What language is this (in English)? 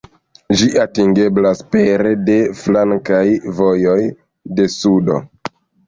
Esperanto